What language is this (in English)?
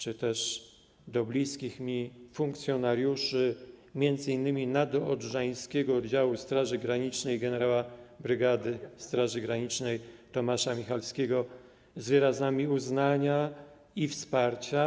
Polish